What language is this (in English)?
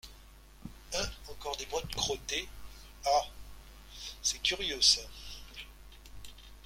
French